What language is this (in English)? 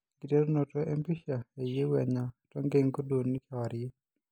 Masai